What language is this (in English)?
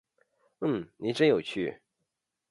Chinese